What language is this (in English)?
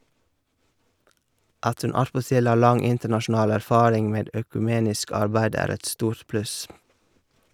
Norwegian